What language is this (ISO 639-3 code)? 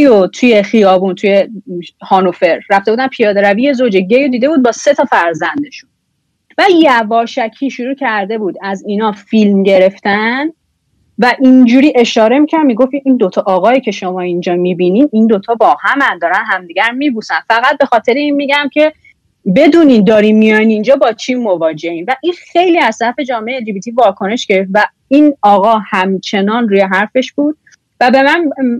fas